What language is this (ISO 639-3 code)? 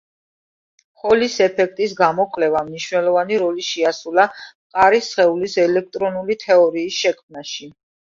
kat